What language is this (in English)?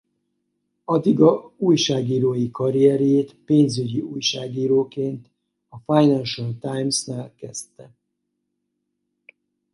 Hungarian